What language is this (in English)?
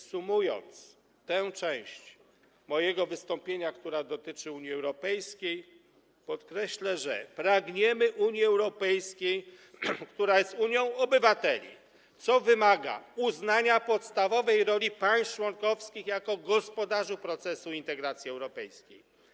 Polish